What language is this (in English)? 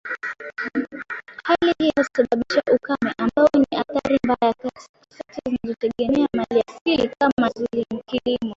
Swahili